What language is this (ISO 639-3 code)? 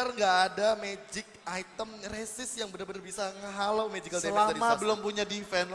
ind